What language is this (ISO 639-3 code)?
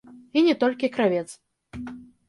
bel